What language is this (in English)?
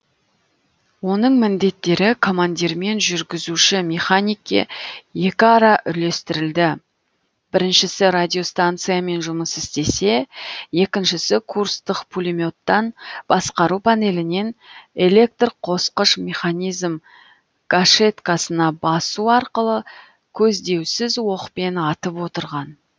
Kazakh